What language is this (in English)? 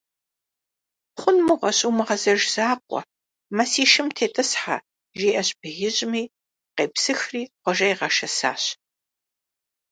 Kabardian